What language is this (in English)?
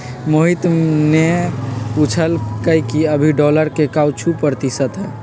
Magahi